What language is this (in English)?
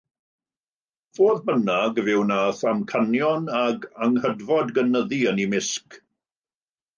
Welsh